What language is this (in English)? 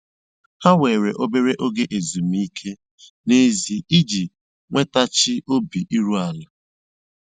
Igbo